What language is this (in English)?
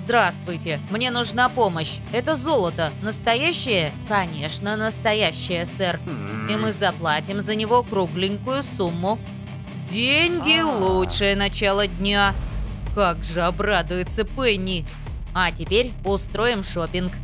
Russian